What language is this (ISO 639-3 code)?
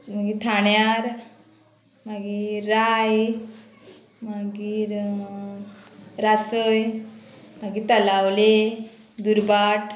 kok